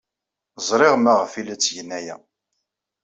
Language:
Kabyle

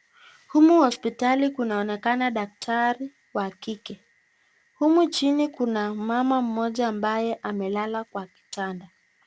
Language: Swahili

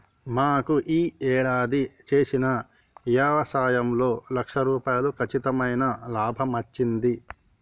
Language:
Telugu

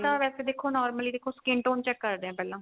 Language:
Punjabi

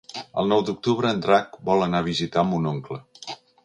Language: Catalan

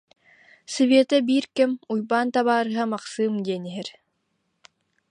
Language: Yakut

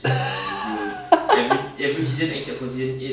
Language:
English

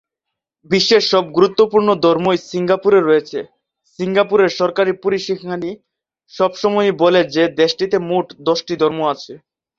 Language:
Bangla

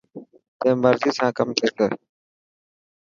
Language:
Dhatki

